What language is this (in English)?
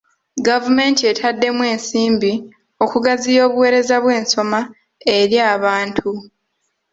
Ganda